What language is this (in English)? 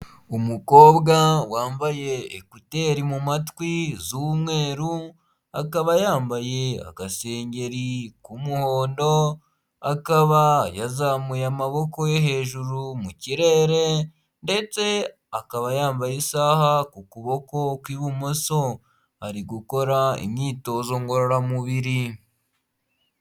Kinyarwanda